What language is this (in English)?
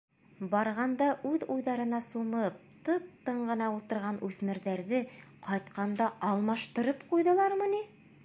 Bashkir